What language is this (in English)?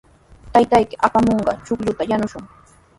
Sihuas Ancash Quechua